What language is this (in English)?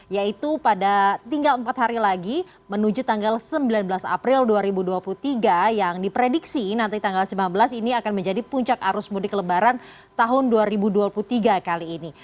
Indonesian